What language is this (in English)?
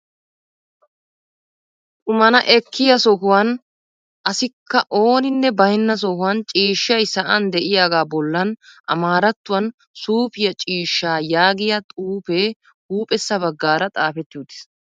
Wolaytta